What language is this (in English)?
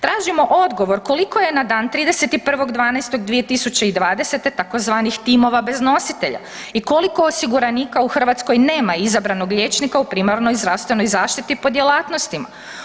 Croatian